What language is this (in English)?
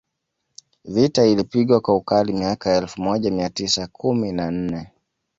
Swahili